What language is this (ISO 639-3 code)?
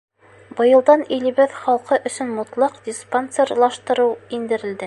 bak